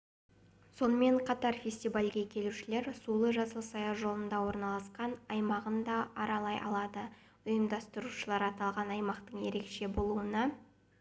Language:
Kazakh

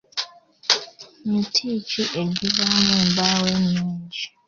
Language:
Ganda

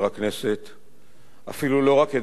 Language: Hebrew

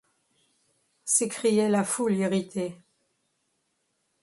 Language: French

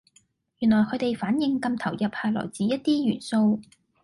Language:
Cantonese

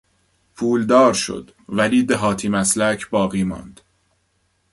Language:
Persian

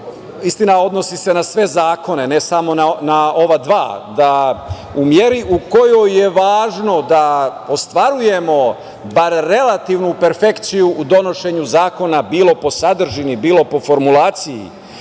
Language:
Serbian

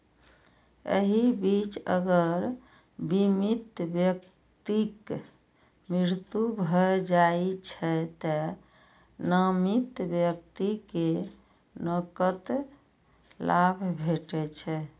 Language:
Maithili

